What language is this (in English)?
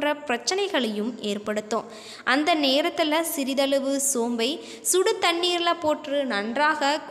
English